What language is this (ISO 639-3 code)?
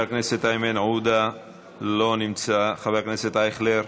heb